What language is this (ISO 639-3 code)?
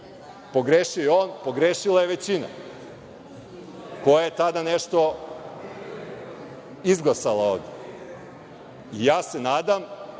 srp